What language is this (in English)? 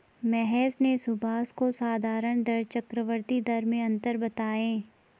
Hindi